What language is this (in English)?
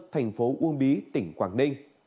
Vietnamese